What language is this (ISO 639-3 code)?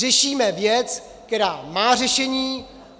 ces